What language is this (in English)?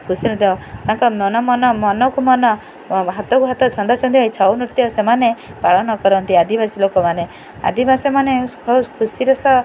Odia